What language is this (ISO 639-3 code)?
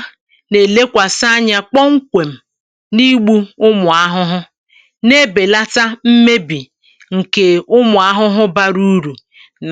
ibo